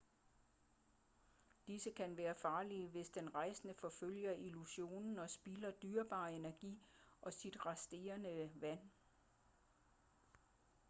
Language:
Danish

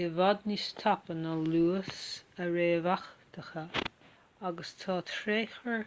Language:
Irish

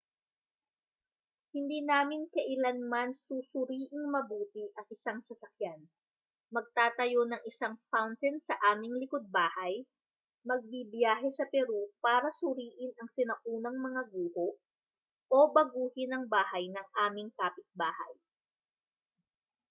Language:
Filipino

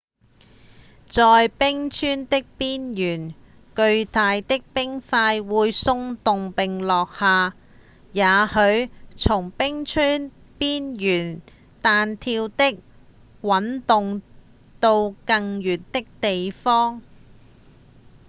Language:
Cantonese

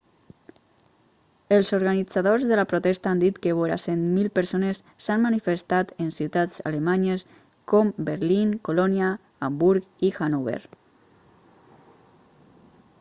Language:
Catalan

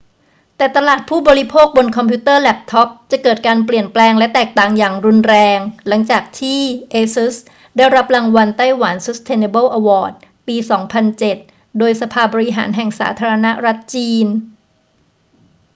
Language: Thai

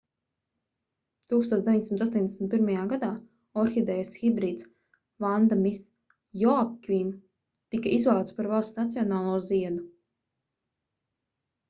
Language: Latvian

